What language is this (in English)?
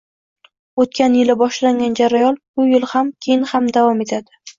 Uzbek